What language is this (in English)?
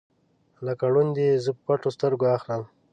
Pashto